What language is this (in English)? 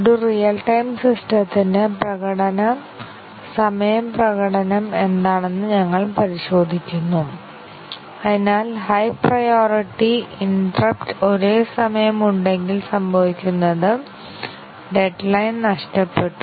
Malayalam